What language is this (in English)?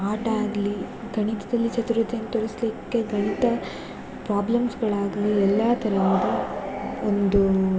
Kannada